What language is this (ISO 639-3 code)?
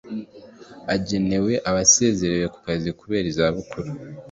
kin